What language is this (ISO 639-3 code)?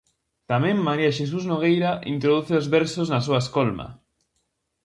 glg